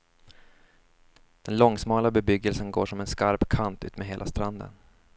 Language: Swedish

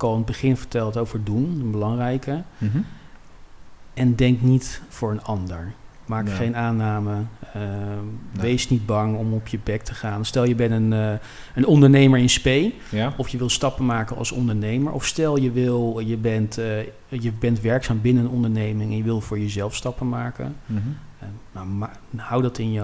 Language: Dutch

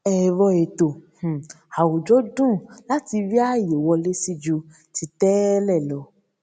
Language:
Yoruba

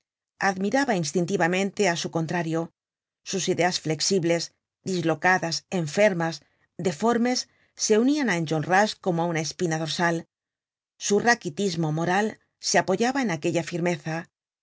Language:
Spanish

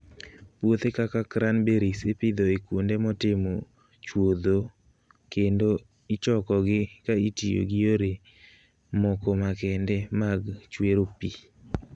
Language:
Luo (Kenya and Tanzania)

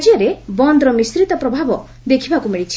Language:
Odia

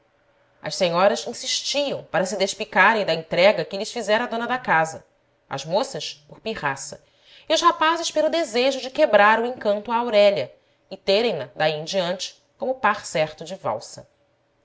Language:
Portuguese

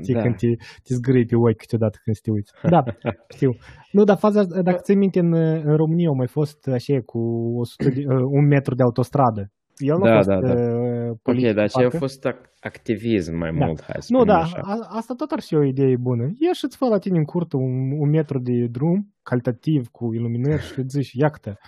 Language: Romanian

